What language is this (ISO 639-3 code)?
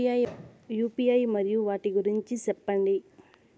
tel